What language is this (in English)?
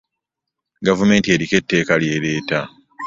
Ganda